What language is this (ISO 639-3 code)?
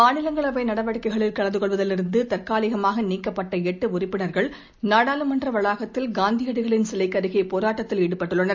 tam